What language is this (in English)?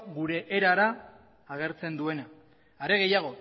Basque